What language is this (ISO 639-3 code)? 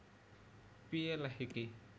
jav